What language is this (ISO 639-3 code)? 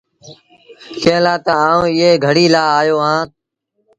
sbn